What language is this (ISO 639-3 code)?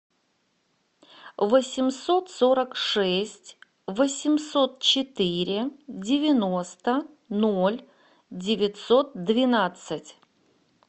rus